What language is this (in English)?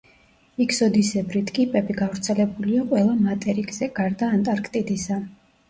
Georgian